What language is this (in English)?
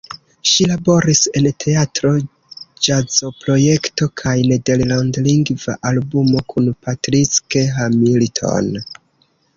Esperanto